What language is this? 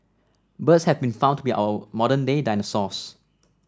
English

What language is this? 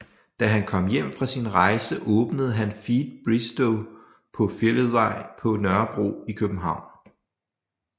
Danish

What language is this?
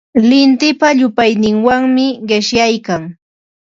Ambo-Pasco Quechua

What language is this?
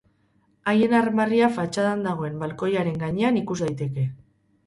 Basque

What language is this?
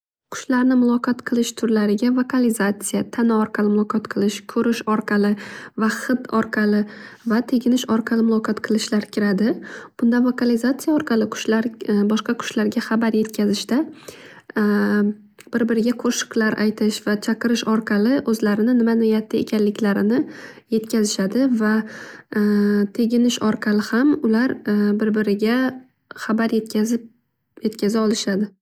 Uzbek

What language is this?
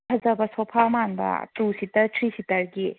Manipuri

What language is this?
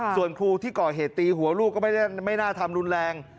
Thai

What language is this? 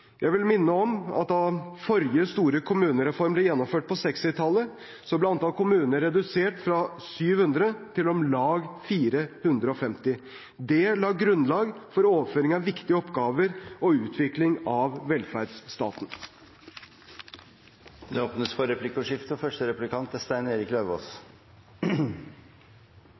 Norwegian Bokmål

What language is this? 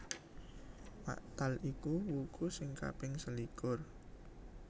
Javanese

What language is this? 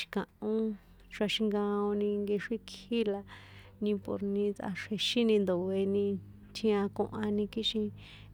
San Juan Atzingo Popoloca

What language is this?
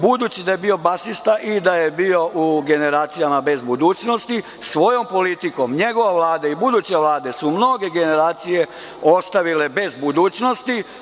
Serbian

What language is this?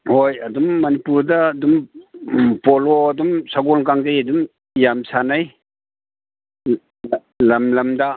Manipuri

